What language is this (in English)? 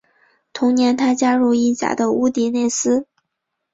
Chinese